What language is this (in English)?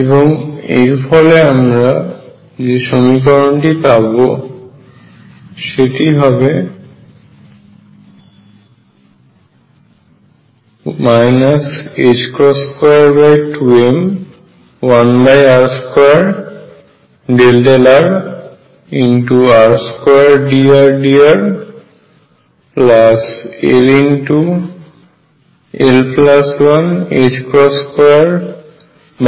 Bangla